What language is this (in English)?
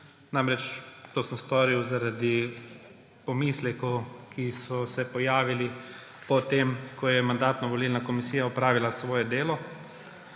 Slovenian